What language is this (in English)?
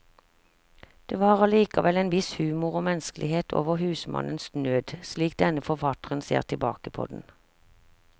Norwegian